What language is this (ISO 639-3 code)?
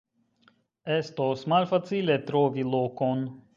epo